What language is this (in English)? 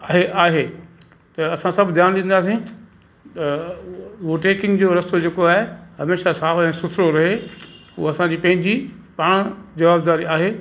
Sindhi